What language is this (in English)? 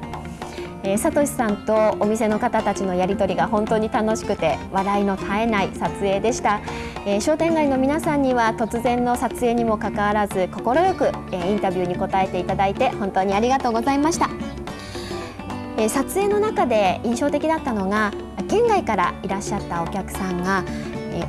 Japanese